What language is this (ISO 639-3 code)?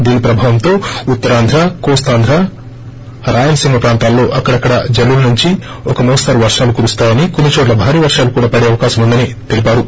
tel